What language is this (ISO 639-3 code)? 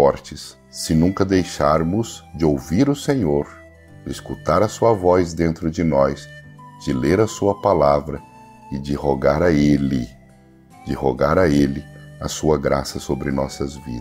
por